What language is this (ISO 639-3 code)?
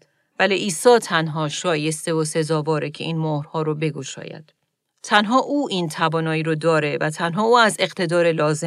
fas